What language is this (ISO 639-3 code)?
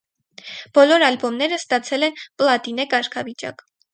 hye